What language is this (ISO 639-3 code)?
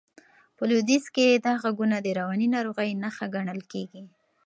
pus